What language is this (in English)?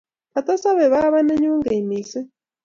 Kalenjin